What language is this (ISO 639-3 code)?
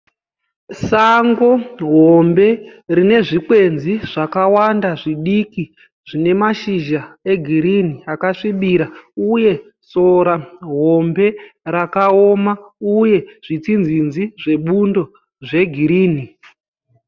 sna